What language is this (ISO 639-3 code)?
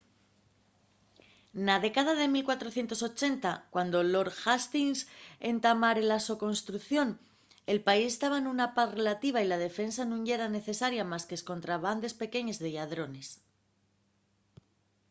ast